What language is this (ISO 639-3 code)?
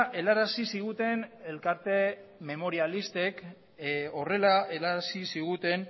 eus